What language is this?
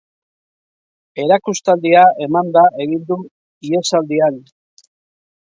Basque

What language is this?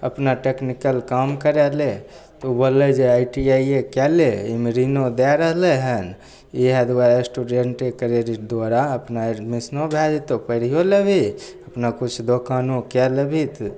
Maithili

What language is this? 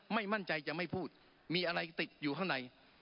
Thai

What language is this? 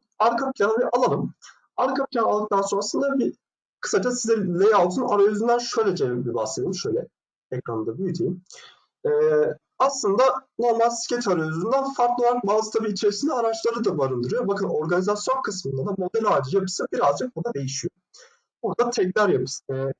Turkish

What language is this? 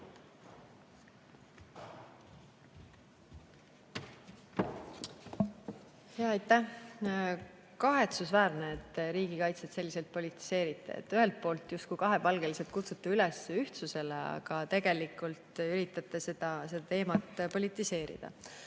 Estonian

